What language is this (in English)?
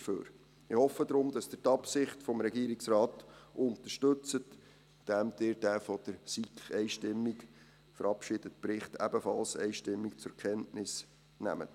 Swiss German